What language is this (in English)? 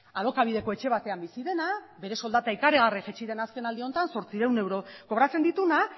Basque